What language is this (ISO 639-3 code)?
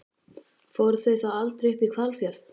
isl